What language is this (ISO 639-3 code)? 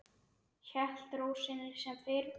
isl